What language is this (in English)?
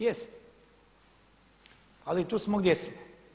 Croatian